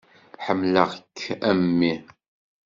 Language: Kabyle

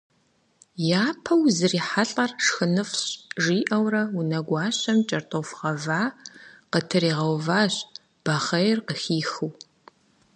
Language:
Kabardian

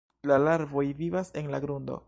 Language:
Esperanto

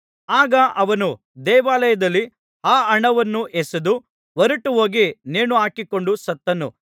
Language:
Kannada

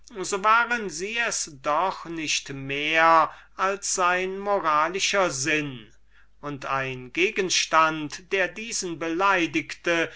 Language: German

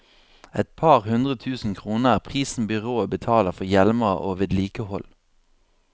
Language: Norwegian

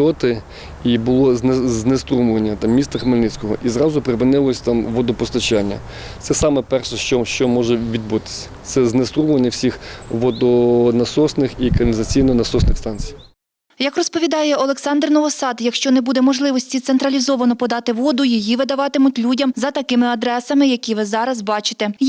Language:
Ukrainian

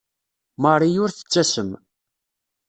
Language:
Kabyle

